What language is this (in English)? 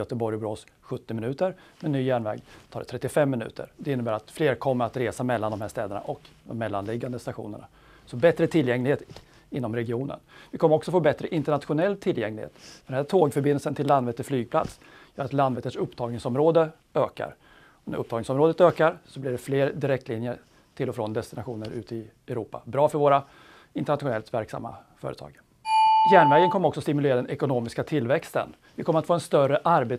Swedish